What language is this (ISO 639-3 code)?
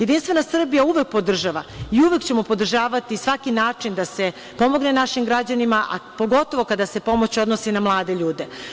srp